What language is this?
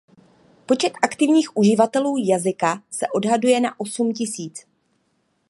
Czech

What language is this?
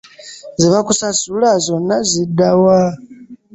Ganda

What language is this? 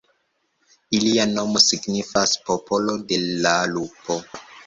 Esperanto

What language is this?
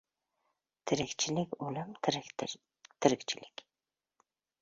Uzbek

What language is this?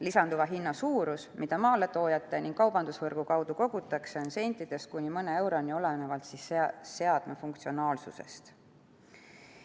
Estonian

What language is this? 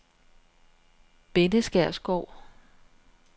Danish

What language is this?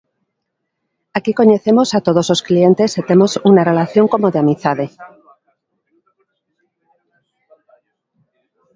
Galician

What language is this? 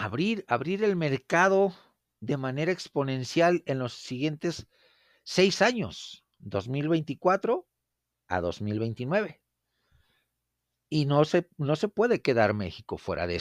Spanish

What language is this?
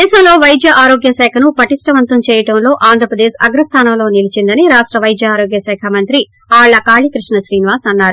Telugu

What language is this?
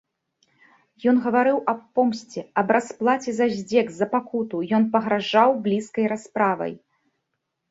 Belarusian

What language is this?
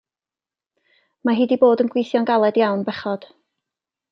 Welsh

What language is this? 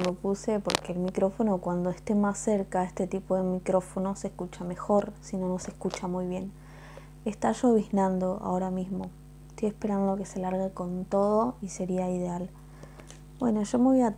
Spanish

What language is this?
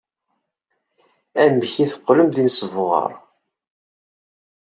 Kabyle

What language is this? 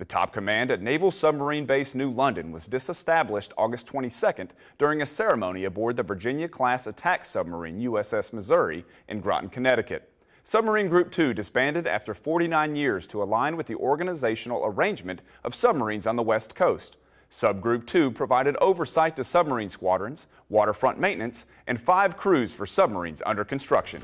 English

